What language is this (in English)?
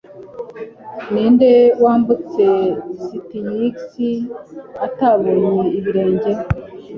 Kinyarwanda